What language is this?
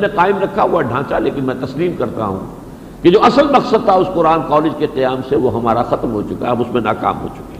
Urdu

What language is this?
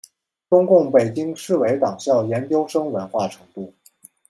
Chinese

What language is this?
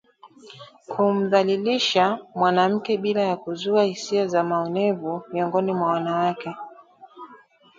Swahili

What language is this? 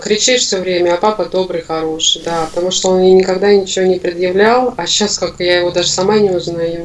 Russian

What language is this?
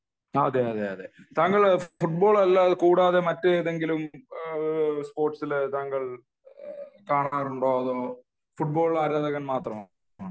Malayalam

